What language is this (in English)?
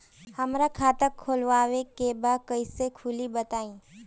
Bhojpuri